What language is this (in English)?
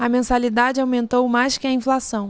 Portuguese